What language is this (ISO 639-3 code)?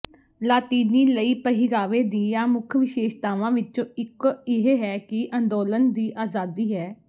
pan